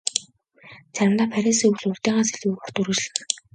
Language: Mongolian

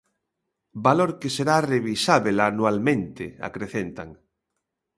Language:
Galician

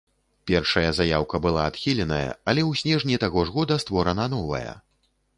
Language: Belarusian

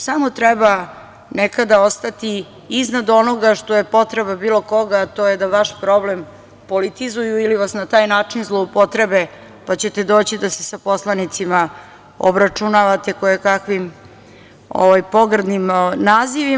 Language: Serbian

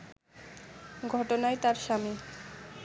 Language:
Bangla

